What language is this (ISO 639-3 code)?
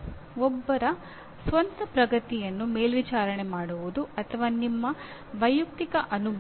kan